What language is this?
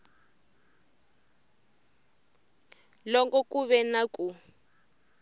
Tsonga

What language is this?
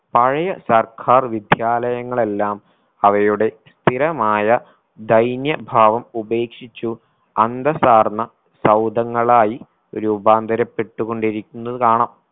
Malayalam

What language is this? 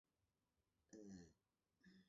Chinese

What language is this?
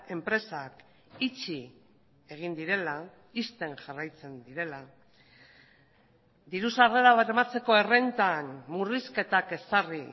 Basque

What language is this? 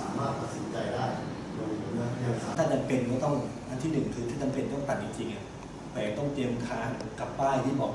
Thai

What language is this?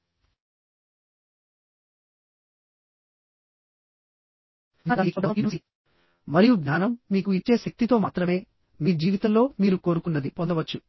Telugu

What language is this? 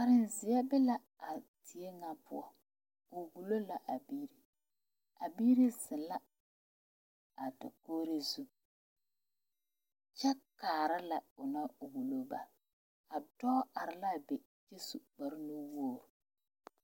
Southern Dagaare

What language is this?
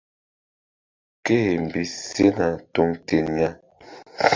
Mbum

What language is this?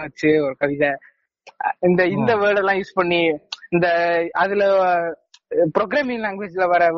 Tamil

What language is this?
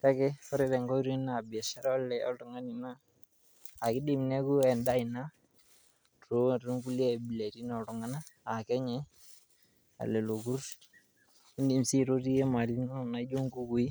Masai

